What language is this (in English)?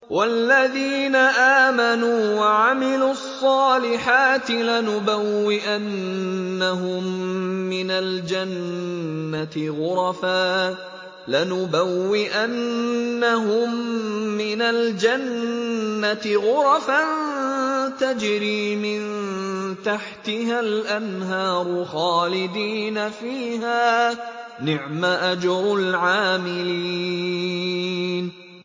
Arabic